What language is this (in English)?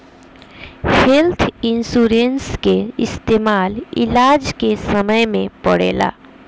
Bhojpuri